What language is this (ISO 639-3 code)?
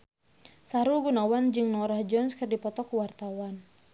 sun